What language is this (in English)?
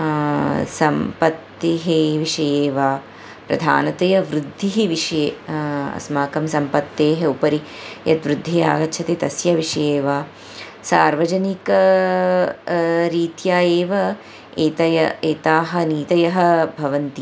Sanskrit